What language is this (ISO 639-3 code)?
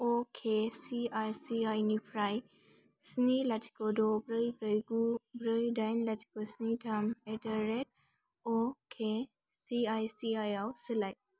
brx